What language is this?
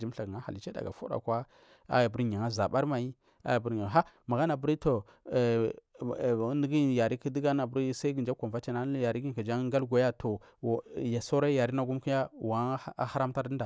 Marghi South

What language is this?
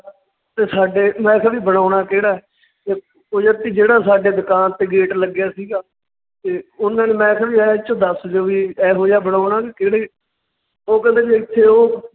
Punjabi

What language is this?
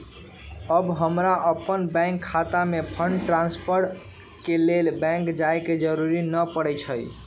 Magahi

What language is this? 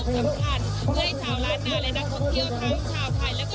Thai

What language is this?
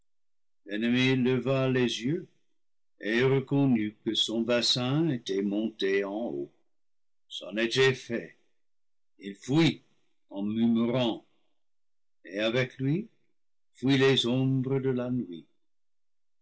French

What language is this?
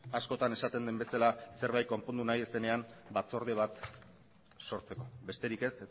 Basque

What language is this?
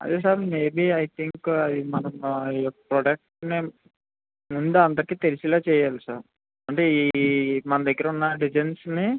Telugu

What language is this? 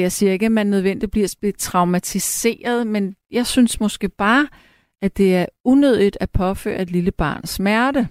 Danish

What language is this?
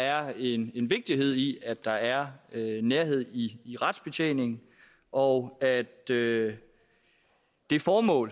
Danish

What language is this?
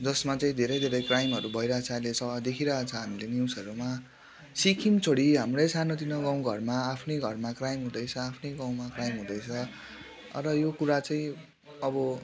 Nepali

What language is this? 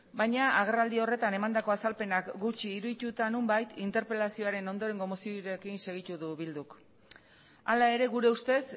Basque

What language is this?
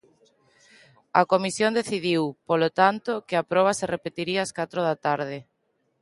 Galician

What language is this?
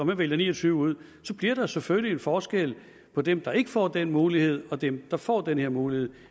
Danish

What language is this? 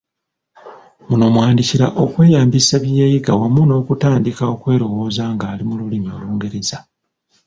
Ganda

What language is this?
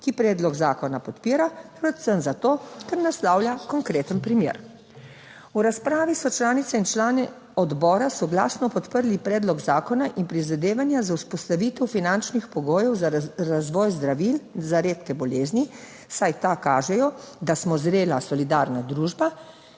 Slovenian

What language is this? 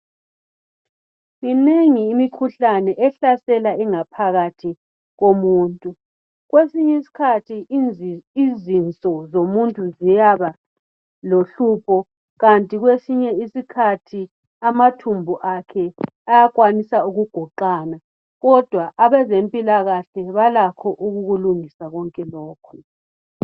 North Ndebele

